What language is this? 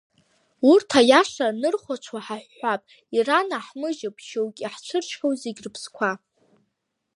Abkhazian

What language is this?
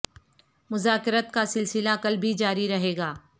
Urdu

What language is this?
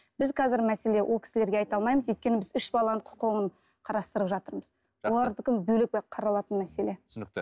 Kazakh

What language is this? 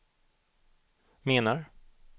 Swedish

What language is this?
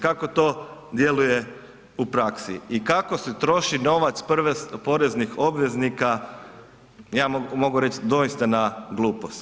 Croatian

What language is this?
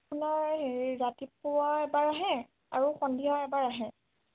Assamese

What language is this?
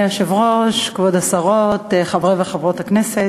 Hebrew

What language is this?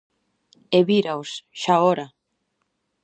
Galician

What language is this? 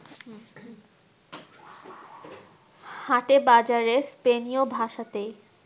Bangla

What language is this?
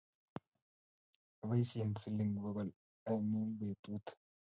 Kalenjin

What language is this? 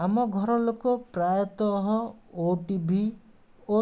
Odia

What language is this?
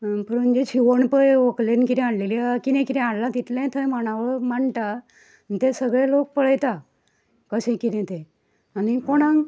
Konkani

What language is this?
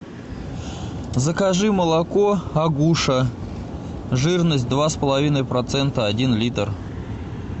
Russian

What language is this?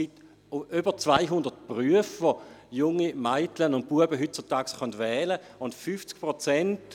Swiss German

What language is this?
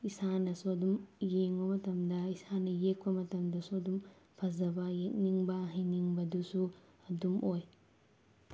Manipuri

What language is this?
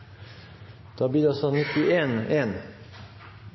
Norwegian Bokmål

